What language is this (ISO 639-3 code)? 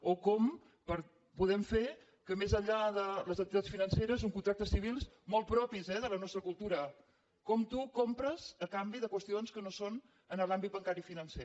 cat